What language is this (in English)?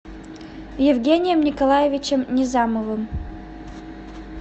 Russian